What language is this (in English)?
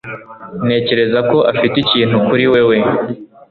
Kinyarwanda